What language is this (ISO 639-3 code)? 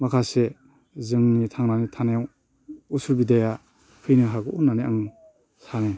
brx